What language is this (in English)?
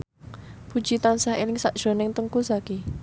Javanese